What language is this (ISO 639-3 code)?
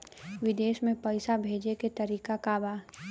bho